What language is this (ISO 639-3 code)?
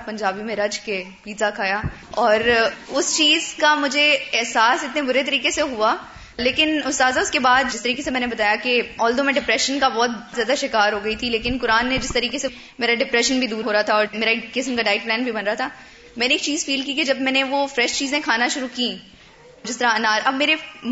urd